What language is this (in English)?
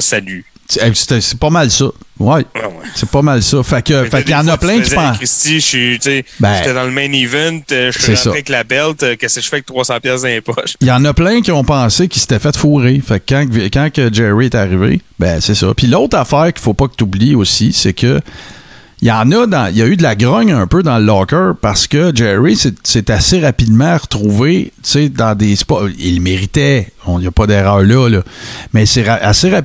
French